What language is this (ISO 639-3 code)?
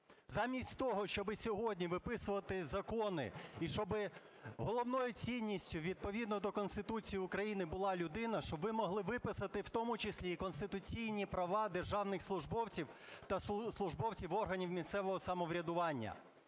ukr